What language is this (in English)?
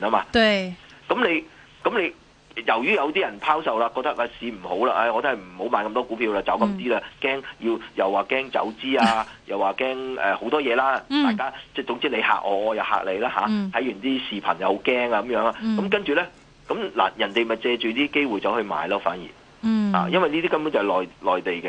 Chinese